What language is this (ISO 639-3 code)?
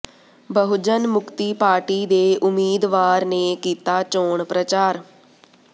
pan